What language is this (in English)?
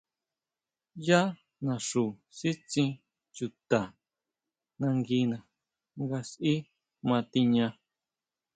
Huautla Mazatec